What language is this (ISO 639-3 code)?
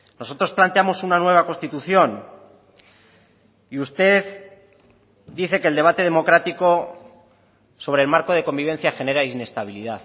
spa